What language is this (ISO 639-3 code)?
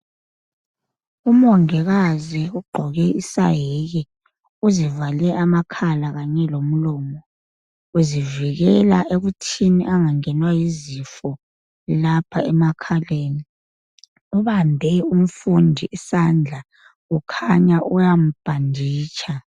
nde